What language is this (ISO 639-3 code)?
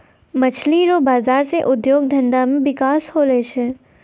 mai